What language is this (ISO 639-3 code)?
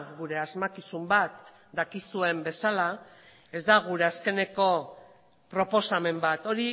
eus